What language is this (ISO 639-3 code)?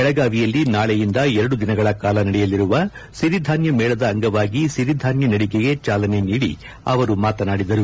kan